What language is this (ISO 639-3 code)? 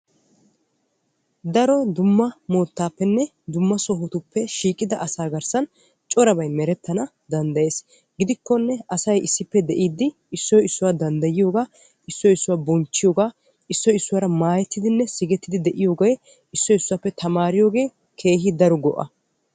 wal